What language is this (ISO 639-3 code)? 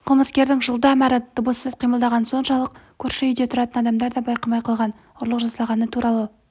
kaz